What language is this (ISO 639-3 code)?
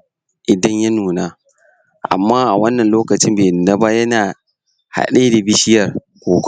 hau